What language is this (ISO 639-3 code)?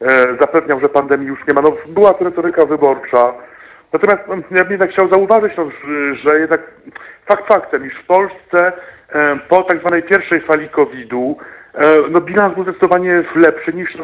pol